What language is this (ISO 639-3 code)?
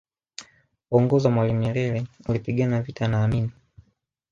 swa